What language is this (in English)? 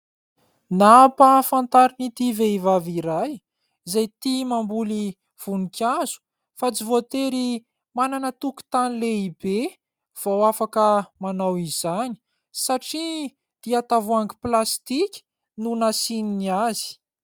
Malagasy